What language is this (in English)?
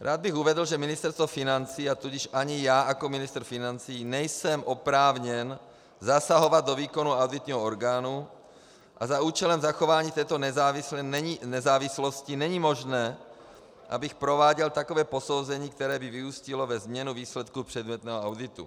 Czech